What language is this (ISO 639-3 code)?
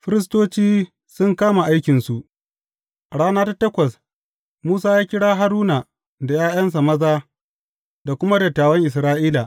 hau